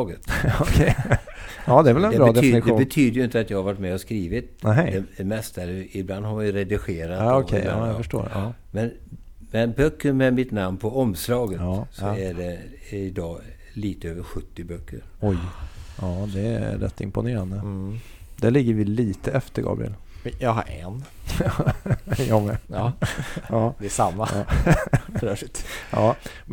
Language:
Swedish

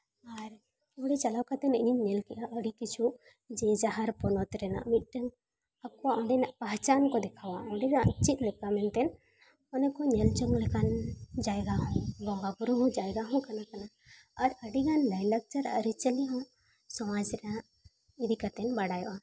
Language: Santali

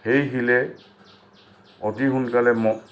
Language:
Assamese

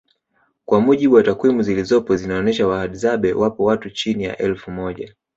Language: Swahili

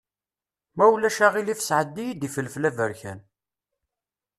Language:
Kabyle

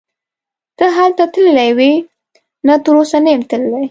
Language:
Pashto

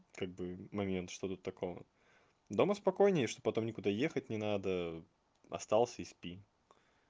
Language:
Russian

